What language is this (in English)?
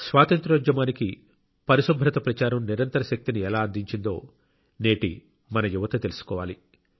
Telugu